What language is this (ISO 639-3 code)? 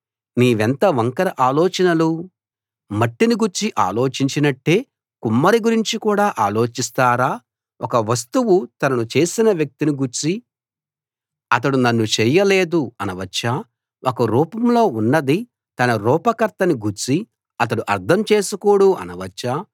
tel